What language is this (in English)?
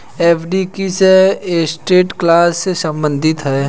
Hindi